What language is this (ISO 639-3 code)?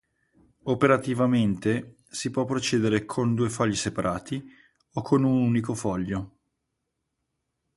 ita